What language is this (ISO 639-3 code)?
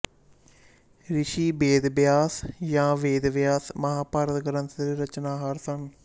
pan